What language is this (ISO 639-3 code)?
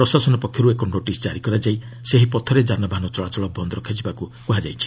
ori